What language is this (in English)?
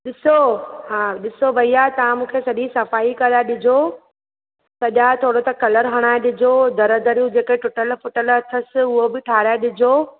Sindhi